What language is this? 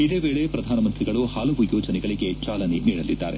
Kannada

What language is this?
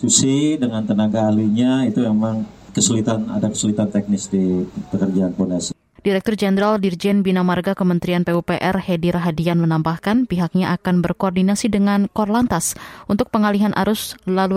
Indonesian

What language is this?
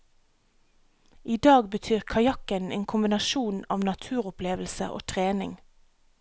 Norwegian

